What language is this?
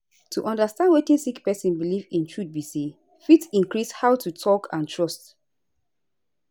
Nigerian Pidgin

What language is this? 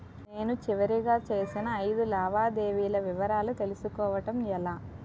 Telugu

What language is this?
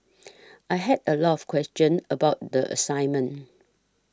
English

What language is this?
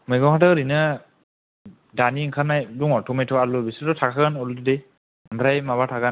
Bodo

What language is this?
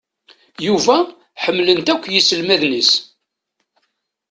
Kabyle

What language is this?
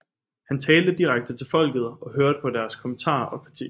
Danish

